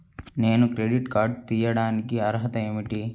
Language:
Telugu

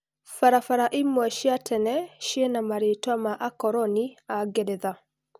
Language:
Kikuyu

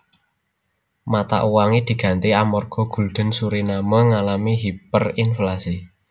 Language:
Javanese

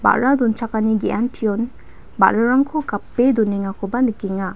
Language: Garo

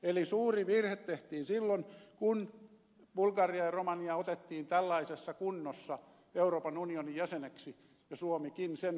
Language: Finnish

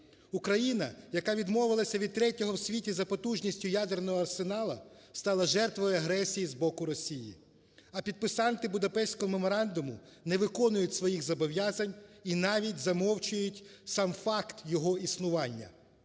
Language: Ukrainian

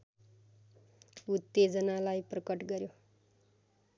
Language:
Nepali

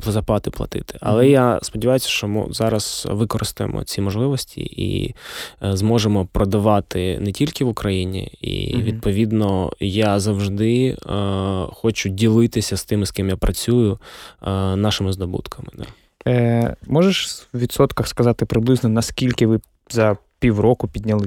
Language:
Ukrainian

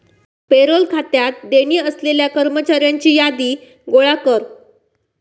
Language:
Marathi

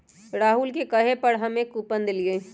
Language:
Magahi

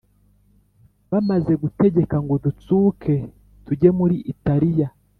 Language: Kinyarwanda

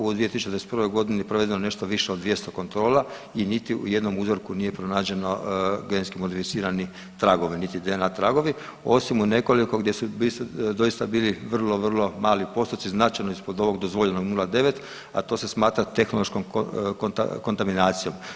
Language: Croatian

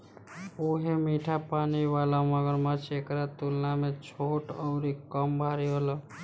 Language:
Bhojpuri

